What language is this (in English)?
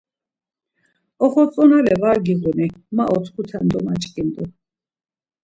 Laz